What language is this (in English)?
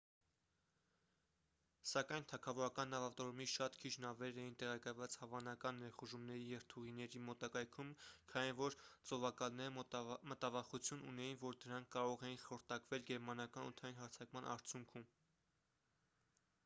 Armenian